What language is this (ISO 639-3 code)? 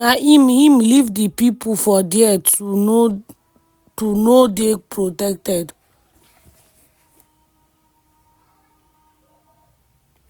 pcm